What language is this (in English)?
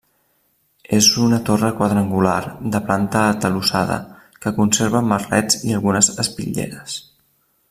Catalan